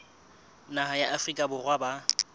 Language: Southern Sotho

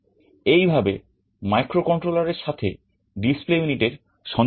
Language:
Bangla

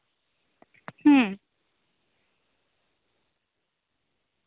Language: Santali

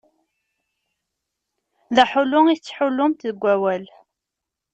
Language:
Kabyle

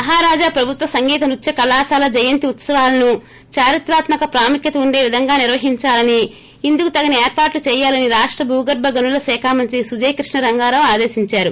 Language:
Telugu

